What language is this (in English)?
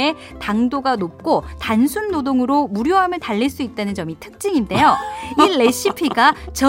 Korean